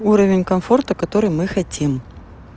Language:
Russian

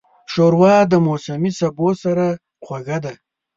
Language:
Pashto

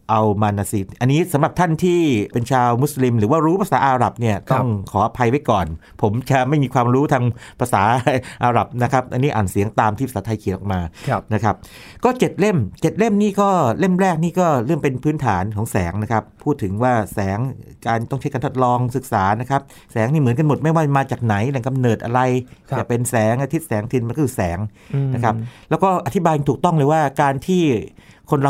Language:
Thai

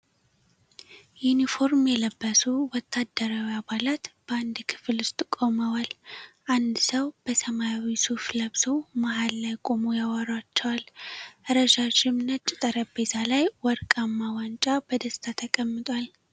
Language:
Amharic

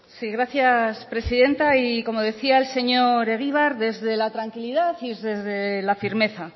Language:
Spanish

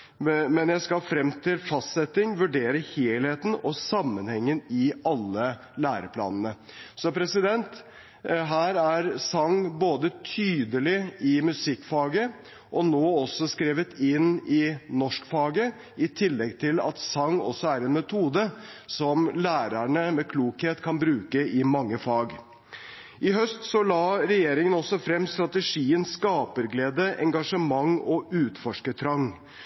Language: Norwegian Bokmål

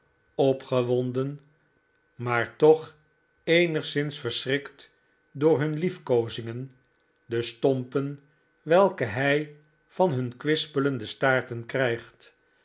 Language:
Dutch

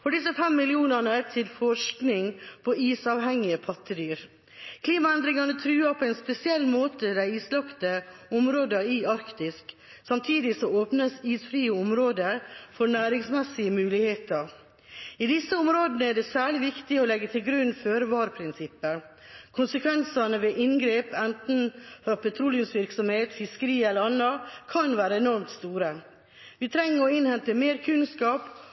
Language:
Norwegian Bokmål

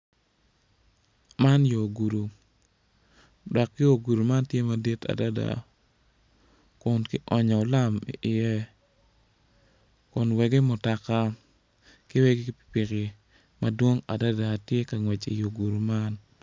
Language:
Acoli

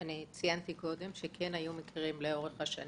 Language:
Hebrew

